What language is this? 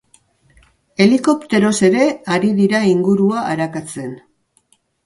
Basque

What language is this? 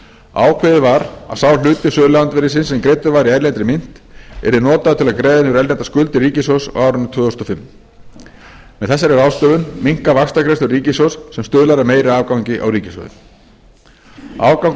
Icelandic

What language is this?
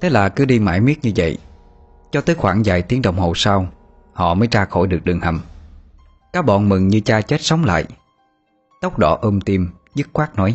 Vietnamese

